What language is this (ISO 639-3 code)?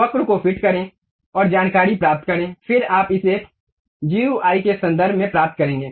hin